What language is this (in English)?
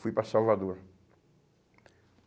Portuguese